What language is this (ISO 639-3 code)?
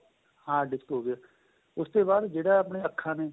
pan